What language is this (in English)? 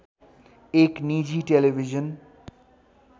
Nepali